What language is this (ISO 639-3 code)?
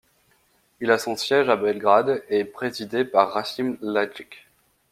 fra